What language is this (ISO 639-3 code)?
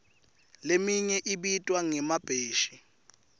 ssw